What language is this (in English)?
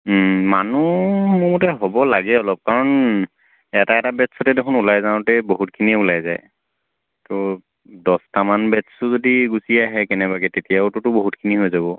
Assamese